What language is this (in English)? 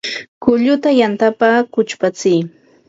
Ambo-Pasco Quechua